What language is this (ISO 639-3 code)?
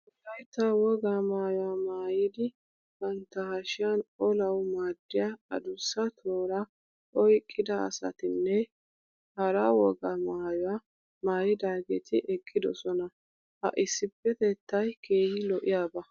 wal